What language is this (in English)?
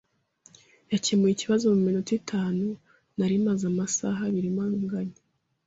Kinyarwanda